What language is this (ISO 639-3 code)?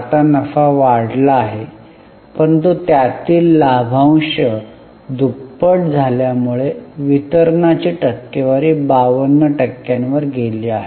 mar